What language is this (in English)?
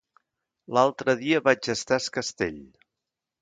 Catalan